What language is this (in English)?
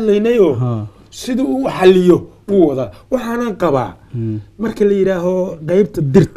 Arabic